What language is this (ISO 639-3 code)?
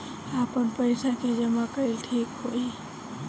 bho